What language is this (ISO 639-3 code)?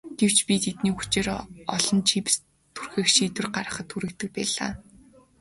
mon